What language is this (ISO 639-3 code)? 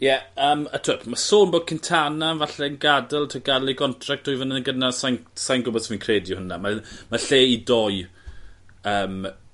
cym